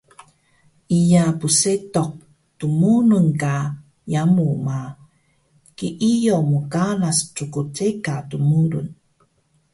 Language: Taroko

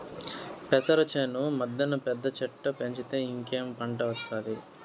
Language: Telugu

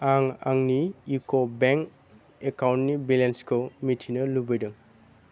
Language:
Bodo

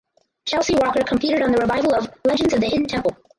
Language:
English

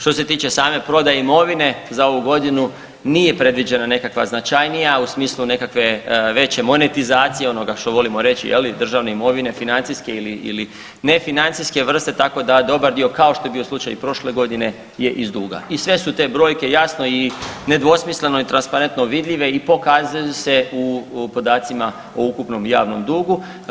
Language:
Croatian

